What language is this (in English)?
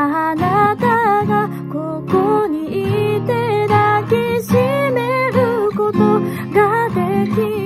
Japanese